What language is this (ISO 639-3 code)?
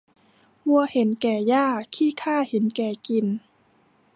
tha